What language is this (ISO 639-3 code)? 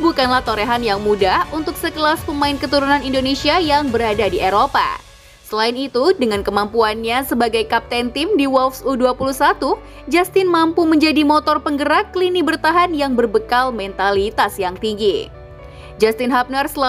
ind